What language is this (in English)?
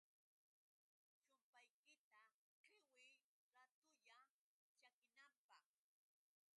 Yauyos Quechua